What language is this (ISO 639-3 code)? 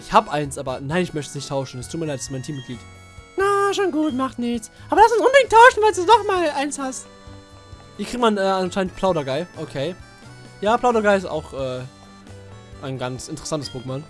deu